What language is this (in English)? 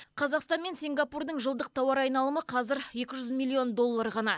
Kazakh